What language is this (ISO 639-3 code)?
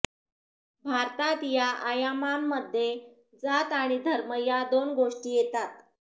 mar